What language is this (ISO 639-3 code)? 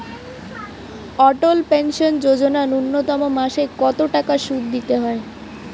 ben